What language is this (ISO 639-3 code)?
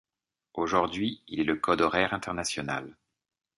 fra